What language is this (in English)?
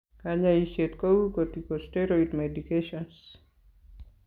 Kalenjin